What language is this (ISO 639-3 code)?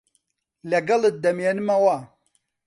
ckb